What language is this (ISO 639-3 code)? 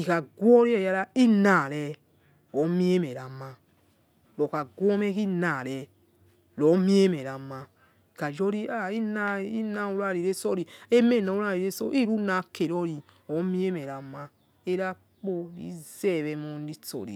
ets